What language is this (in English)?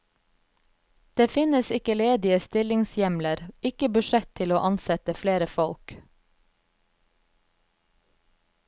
Norwegian